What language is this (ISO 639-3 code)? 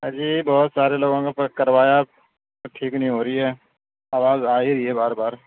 urd